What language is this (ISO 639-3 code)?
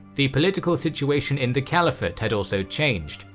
eng